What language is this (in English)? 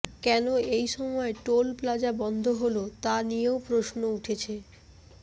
Bangla